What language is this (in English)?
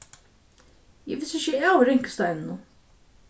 Faroese